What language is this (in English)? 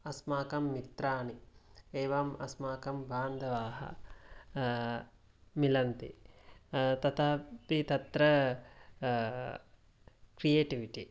Sanskrit